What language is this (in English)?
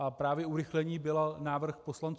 Czech